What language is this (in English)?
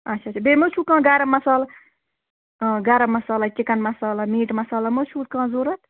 Kashmiri